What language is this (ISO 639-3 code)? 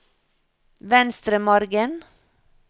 nor